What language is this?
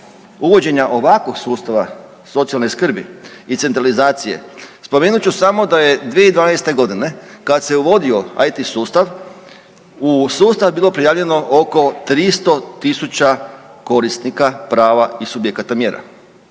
Croatian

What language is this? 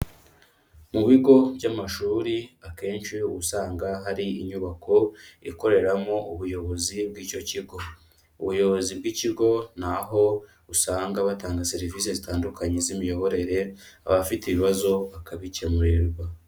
Kinyarwanda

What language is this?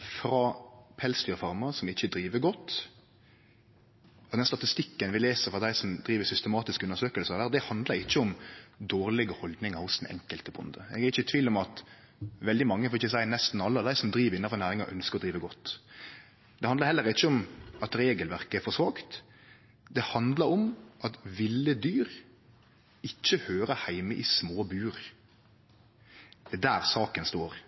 Norwegian Nynorsk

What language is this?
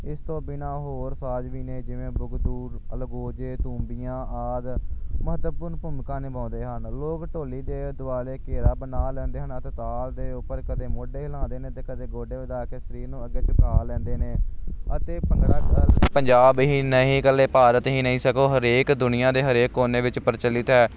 Punjabi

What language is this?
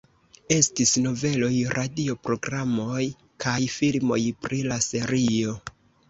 Esperanto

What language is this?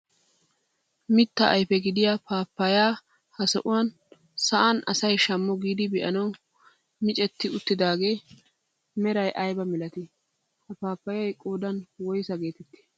Wolaytta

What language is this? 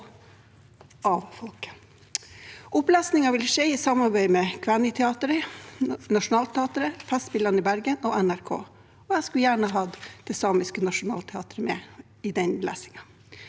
Norwegian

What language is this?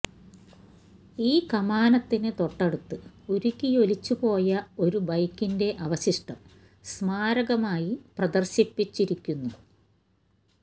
Malayalam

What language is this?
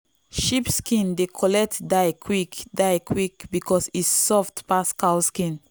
Nigerian Pidgin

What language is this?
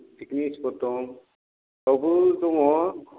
Bodo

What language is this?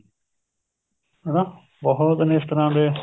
Punjabi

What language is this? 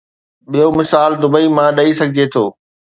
Sindhi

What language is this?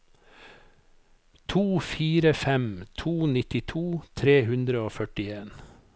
Norwegian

